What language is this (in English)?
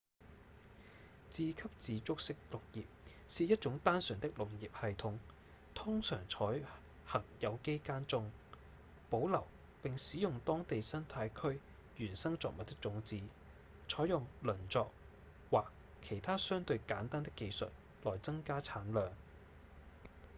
Cantonese